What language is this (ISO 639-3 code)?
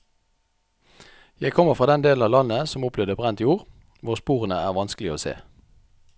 nor